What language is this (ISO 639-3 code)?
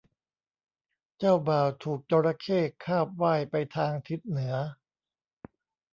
tha